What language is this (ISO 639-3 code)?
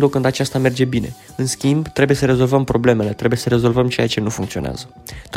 ron